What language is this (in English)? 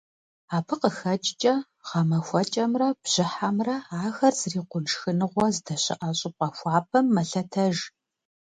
Kabardian